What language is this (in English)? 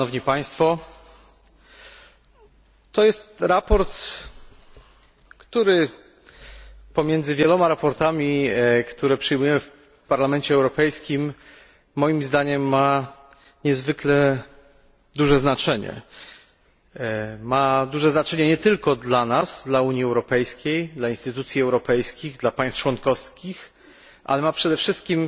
Polish